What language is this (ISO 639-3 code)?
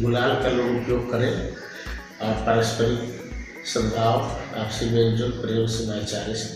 hin